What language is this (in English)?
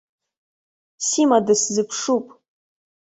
Abkhazian